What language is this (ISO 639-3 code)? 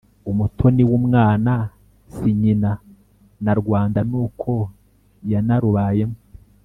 kin